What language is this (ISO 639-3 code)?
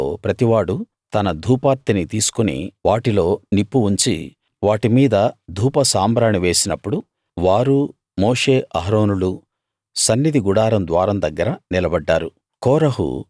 tel